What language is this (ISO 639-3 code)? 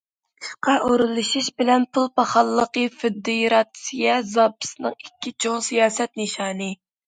uig